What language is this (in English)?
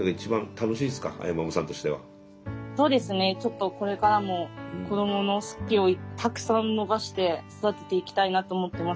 Japanese